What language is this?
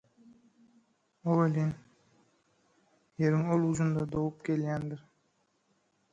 Turkmen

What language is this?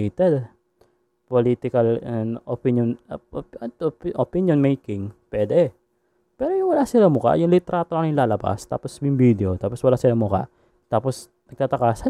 Filipino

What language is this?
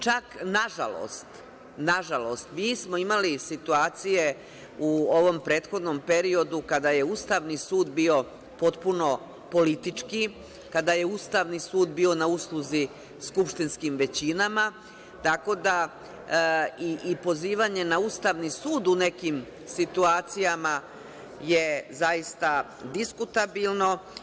Serbian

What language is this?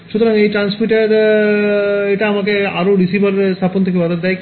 Bangla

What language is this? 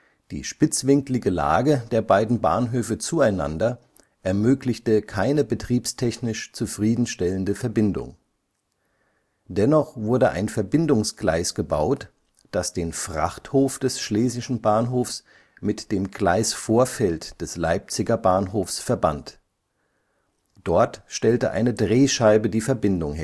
German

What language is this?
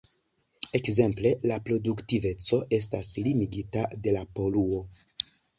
Esperanto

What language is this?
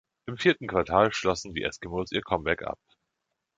German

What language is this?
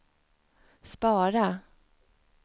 Swedish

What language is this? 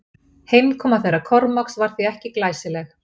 Icelandic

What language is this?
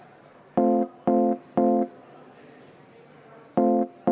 Estonian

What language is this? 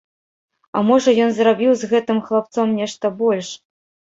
Belarusian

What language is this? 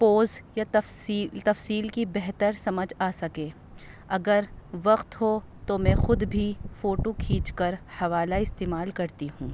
Urdu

